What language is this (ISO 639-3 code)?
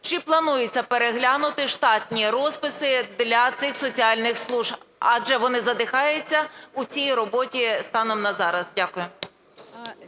ukr